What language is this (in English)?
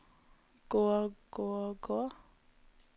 Norwegian